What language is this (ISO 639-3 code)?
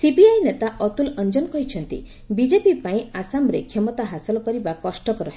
ori